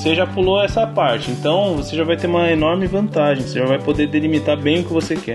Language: Portuguese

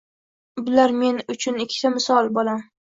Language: Uzbek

